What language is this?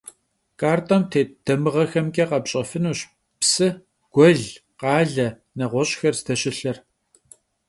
Kabardian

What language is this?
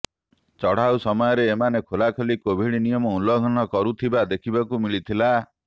Odia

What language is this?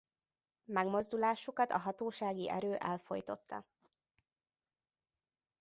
Hungarian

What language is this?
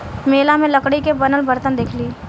Bhojpuri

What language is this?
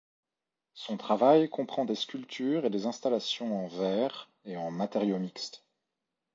French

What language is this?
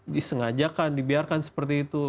Indonesian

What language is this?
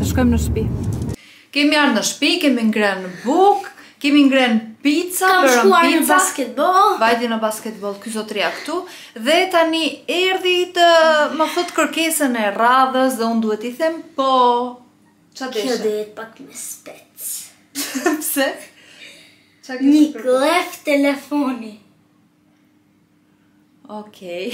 Romanian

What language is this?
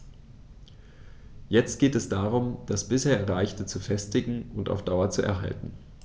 German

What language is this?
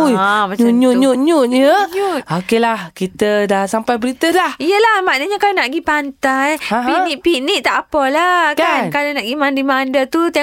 Malay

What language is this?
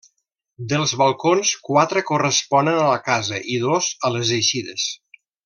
Catalan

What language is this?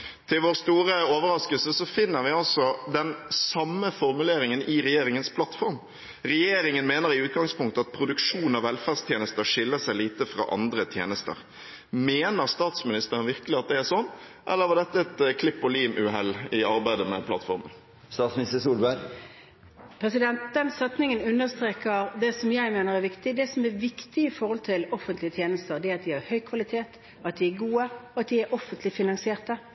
Norwegian Bokmål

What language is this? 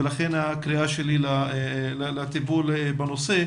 Hebrew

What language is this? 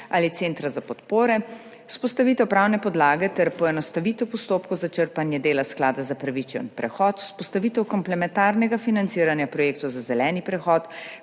Slovenian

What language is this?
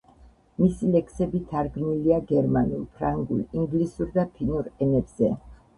Georgian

